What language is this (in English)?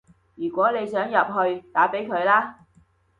Cantonese